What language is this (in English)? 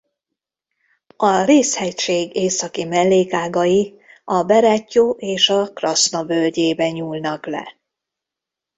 Hungarian